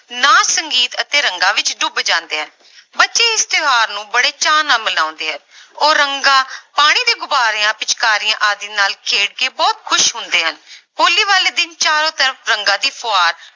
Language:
Punjabi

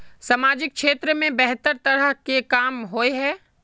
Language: Magahi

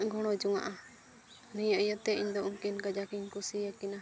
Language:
Santali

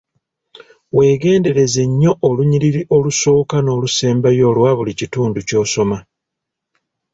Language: Ganda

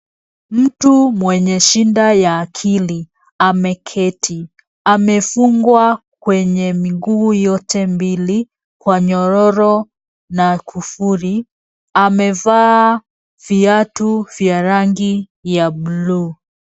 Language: Swahili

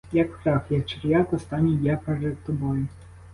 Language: Ukrainian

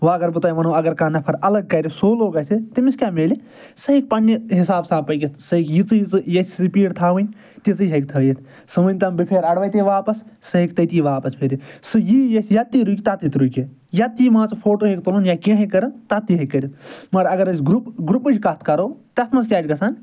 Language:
Kashmiri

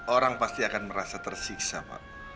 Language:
Indonesian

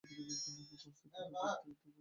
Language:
Bangla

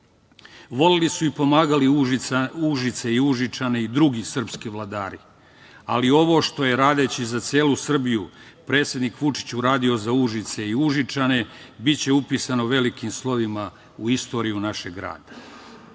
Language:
Serbian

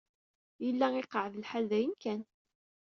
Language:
Kabyle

